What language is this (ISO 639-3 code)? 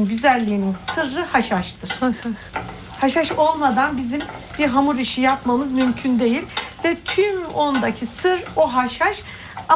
tur